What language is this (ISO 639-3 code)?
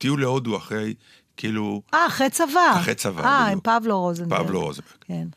heb